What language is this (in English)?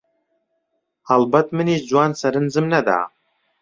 Central Kurdish